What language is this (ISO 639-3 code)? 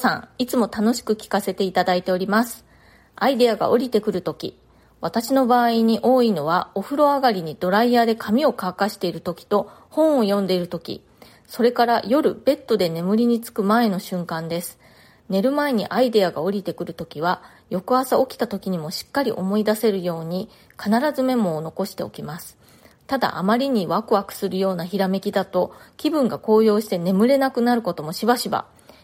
jpn